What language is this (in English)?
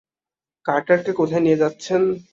Bangla